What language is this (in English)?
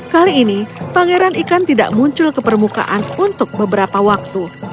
Indonesian